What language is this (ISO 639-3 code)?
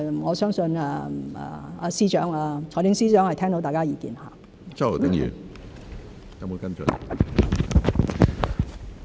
yue